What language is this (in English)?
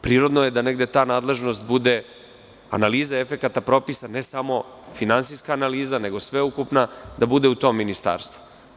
Serbian